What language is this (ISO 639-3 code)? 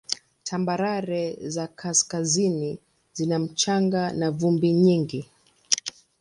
swa